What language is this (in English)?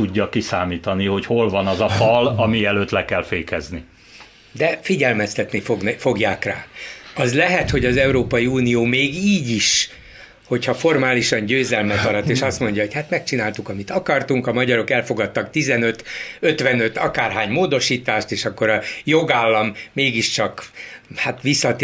Hungarian